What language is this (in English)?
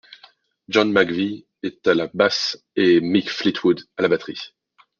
French